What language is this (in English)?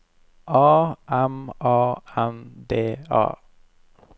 Norwegian